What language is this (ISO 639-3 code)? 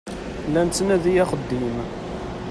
kab